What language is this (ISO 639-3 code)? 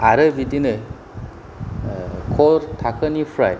brx